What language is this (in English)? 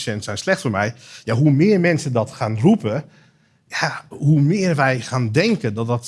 Dutch